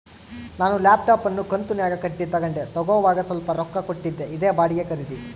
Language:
Kannada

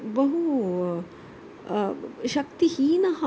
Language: Sanskrit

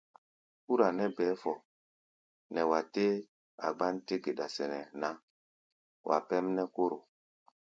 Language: Gbaya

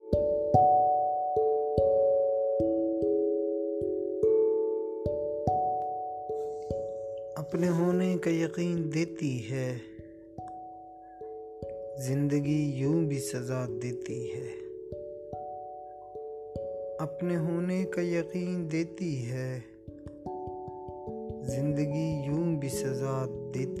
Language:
Urdu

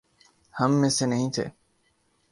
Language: Urdu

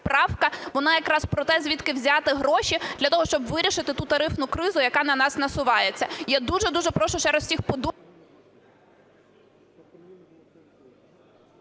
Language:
Ukrainian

